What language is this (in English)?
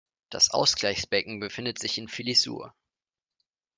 German